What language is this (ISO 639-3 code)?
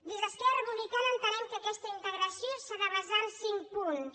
cat